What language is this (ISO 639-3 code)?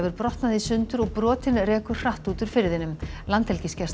isl